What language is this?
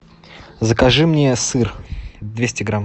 Russian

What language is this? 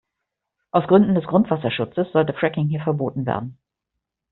German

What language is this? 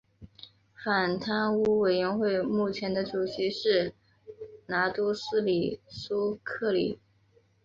Chinese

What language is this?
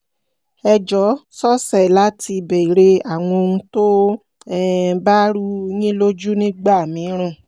Yoruba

